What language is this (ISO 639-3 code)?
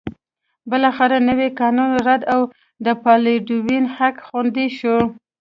pus